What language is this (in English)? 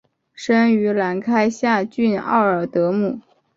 Chinese